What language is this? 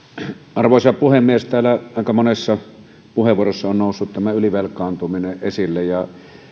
Finnish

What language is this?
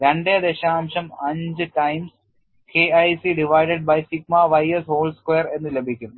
Malayalam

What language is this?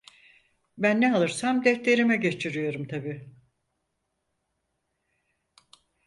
Turkish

